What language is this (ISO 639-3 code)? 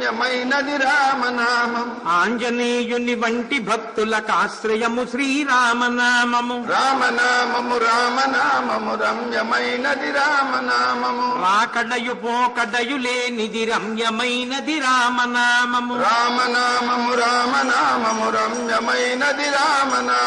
tel